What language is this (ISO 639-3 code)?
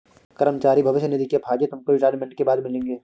hin